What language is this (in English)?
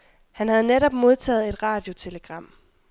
Danish